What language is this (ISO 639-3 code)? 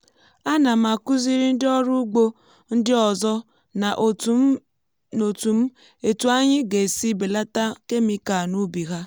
ibo